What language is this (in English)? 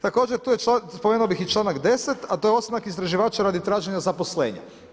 Croatian